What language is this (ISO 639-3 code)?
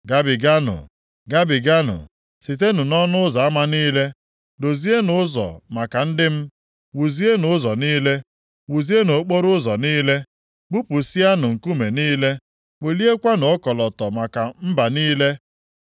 ibo